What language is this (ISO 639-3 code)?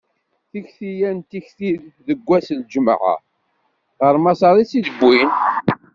kab